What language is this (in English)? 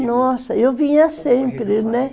Portuguese